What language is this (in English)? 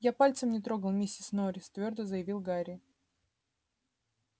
Russian